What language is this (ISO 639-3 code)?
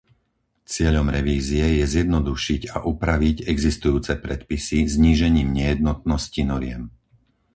slk